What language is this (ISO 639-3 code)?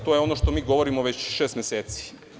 srp